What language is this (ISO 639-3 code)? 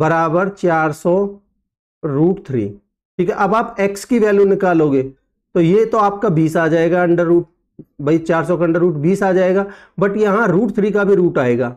hin